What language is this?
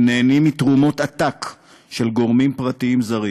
Hebrew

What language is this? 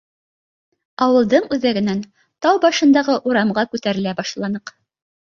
Bashkir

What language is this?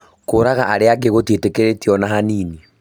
Kikuyu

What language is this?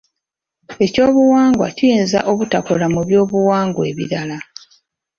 Ganda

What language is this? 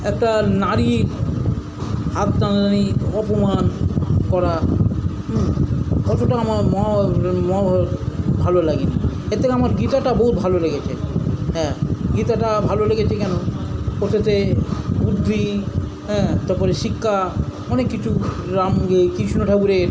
Bangla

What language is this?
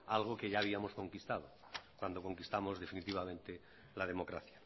Spanish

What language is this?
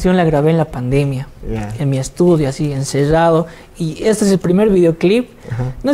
Spanish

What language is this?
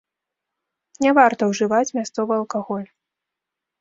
Belarusian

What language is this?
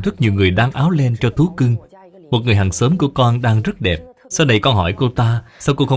Vietnamese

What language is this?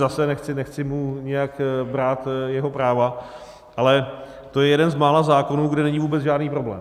Czech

